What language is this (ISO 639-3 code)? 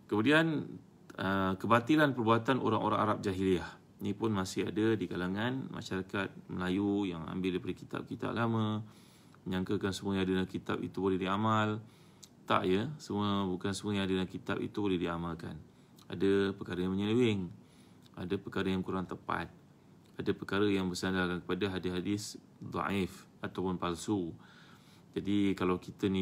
msa